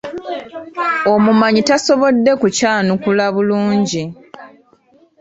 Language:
Ganda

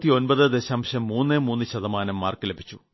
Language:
Malayalam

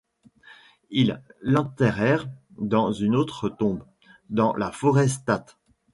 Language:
French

